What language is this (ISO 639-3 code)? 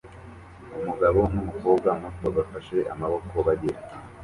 kin